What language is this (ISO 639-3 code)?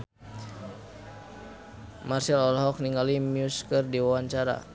sun